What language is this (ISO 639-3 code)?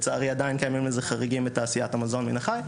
heb